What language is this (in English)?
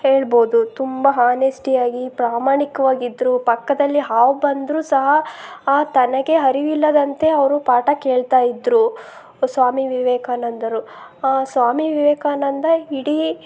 Kannada